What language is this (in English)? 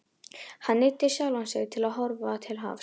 Icelandic